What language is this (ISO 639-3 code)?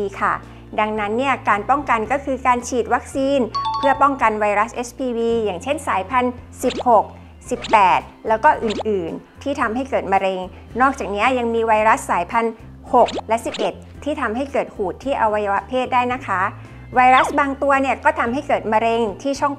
tha